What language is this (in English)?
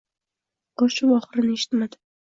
Uzbek